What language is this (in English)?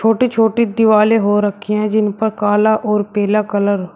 Hindi